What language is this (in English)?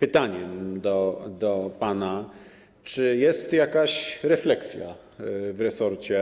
Polish